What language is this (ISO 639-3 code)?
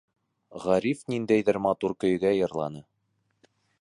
bak